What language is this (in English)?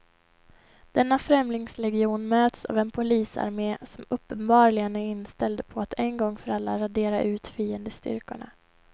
Swedish